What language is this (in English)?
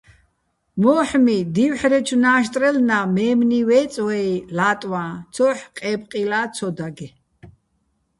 Bats